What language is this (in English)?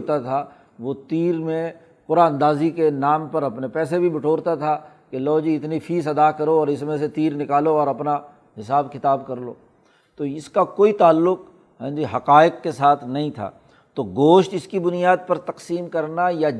Urdu